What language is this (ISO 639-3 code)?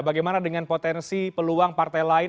ind